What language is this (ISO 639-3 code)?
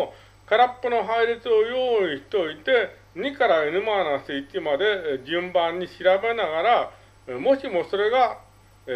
jpn